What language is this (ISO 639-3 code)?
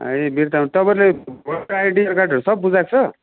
nep